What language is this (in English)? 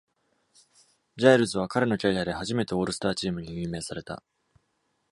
Japanese